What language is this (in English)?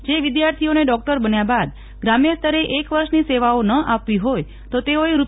Gujarati